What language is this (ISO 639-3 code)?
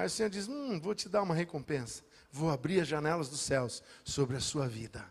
por